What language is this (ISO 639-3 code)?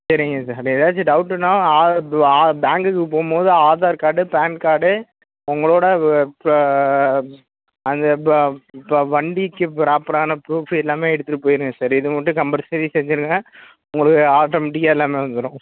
tam